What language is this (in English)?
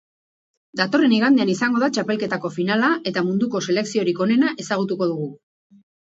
Basque